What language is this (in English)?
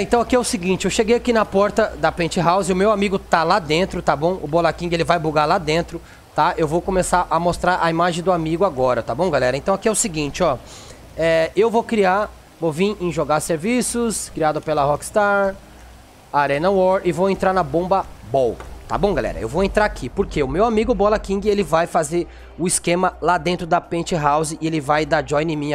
Portuguese